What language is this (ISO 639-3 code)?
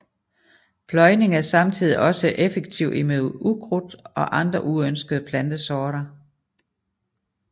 dan